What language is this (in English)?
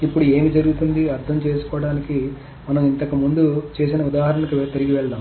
Telugu